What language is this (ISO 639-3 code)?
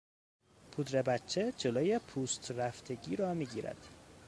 fas